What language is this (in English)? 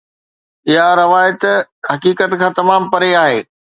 Sindhi